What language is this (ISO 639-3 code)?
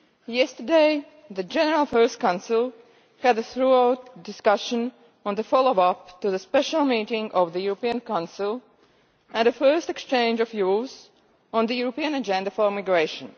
eng